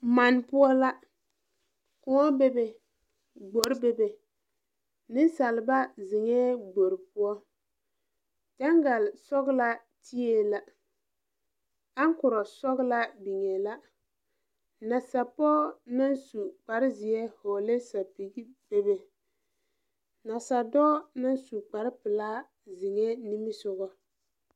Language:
Southern Dagaare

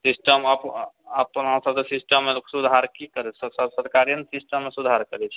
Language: Maithili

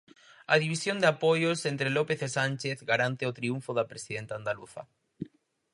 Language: Galician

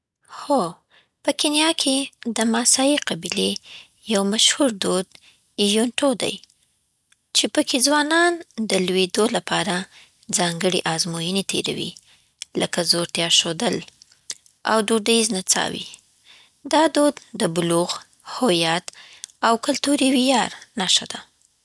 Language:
Southern Pashto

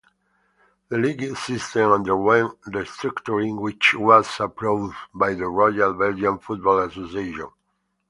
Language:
English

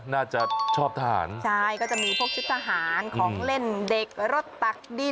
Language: Thai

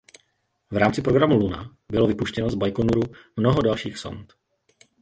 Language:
Czech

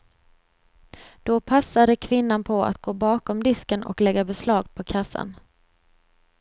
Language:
Swedish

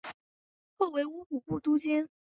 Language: Chinese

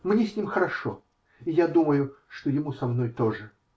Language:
Russian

